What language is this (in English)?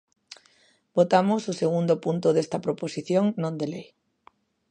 Galician